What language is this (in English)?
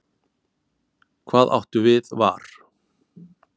Icelandic